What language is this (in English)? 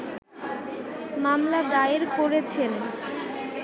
Bangla